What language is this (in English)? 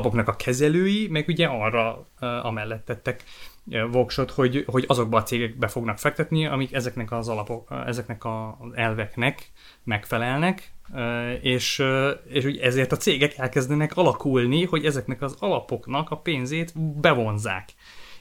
Hungarian